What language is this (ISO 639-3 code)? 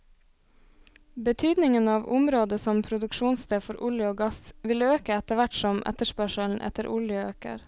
nor